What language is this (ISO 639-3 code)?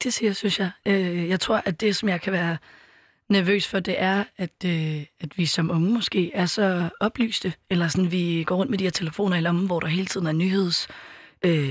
dan